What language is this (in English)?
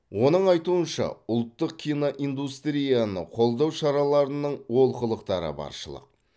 Kazakh